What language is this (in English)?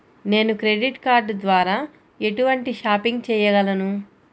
Telugu